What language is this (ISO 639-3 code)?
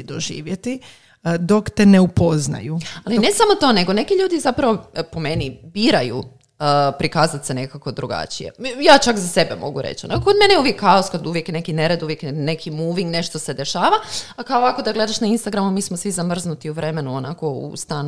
hrv